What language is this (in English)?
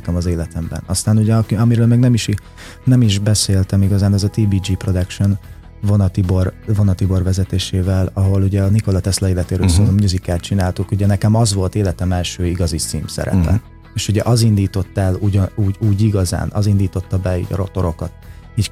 Hungarian